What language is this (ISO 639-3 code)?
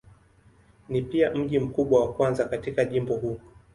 swa